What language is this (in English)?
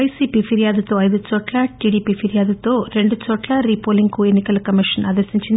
Telugu